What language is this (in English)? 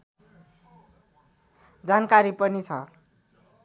Nepali